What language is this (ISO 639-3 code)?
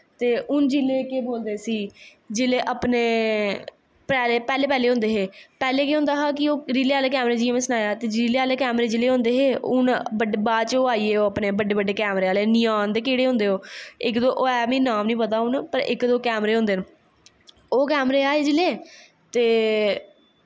doi